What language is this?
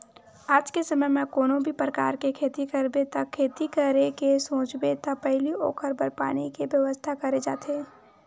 Chhattisgarhi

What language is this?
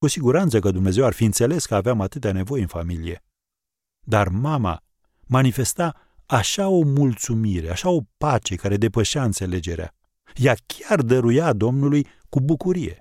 Romanian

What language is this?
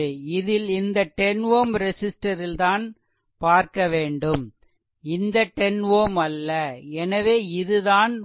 Tamil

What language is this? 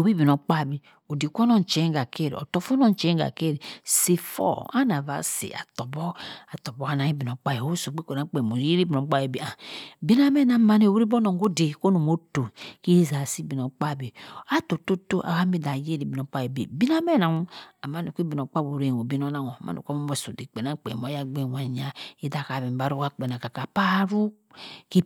Cross River Mbembe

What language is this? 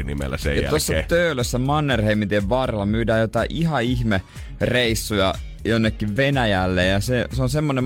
Finnish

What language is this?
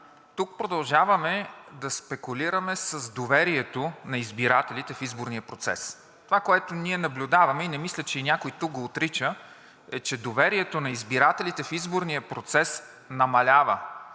Bulgarian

